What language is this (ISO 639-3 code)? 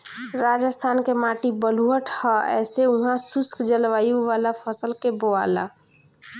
bho